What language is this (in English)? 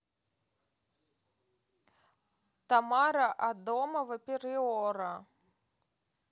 Russian